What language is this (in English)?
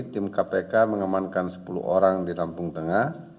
Indonesian